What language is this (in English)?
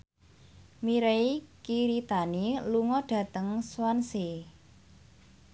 Javanese